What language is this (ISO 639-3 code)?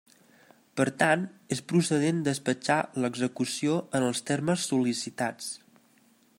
cat